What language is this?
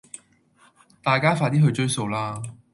Cantonese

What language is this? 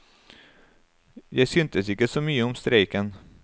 Norwegian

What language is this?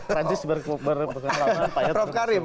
Indonesian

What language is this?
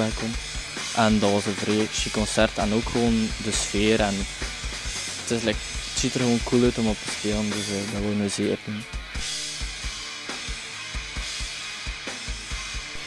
Dutch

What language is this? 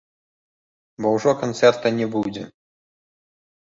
Belarusian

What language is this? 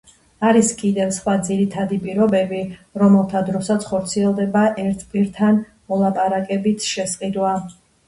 Georgian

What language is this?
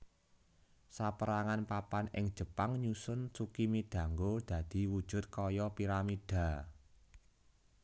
Javanese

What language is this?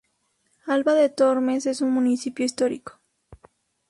Spanish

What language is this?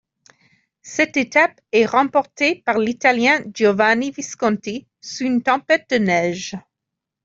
French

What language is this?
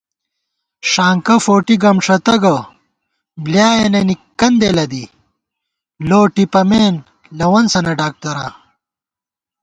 Gawar-Bati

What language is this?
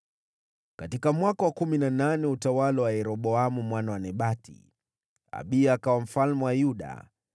Swahili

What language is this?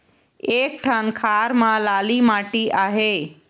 Chhattisgarhi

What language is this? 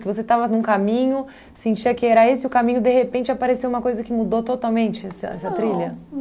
Portuguese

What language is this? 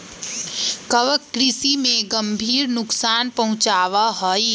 Magahi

